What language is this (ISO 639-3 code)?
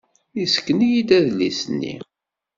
kab